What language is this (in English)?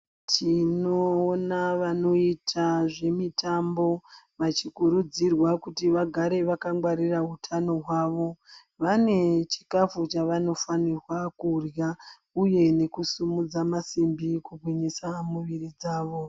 Ndau